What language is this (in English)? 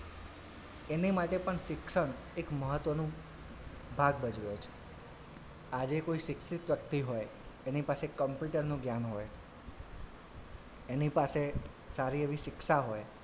Gujarati